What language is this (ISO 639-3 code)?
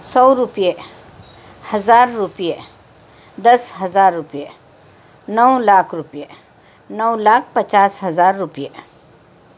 urd